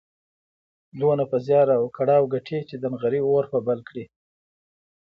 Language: Pashto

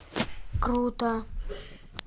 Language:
Russian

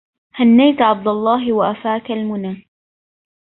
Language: Arabic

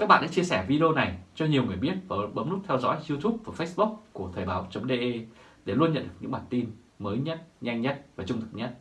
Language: Vietnamese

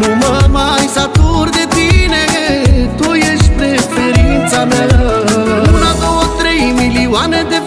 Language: Romanian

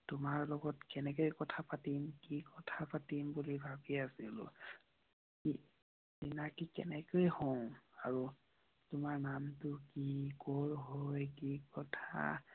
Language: Assamese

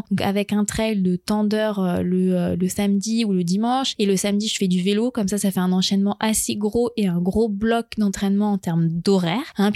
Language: French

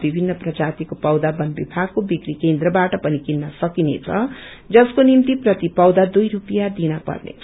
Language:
Nepali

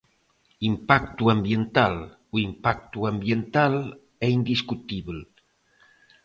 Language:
Galician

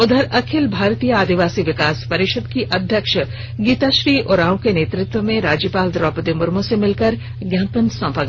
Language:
Hindi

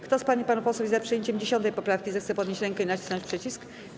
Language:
Polish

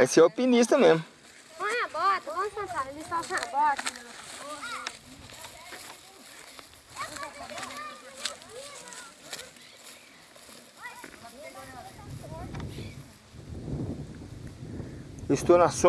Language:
Portuguese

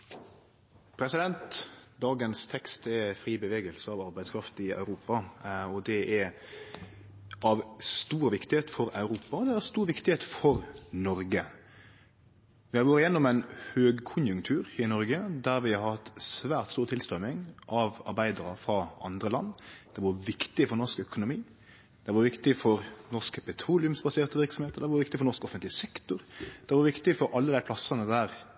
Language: Norwegian Nynorsk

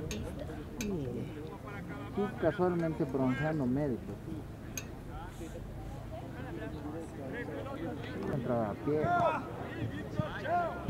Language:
Spanish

